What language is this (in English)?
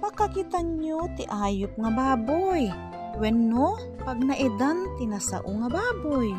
Filipino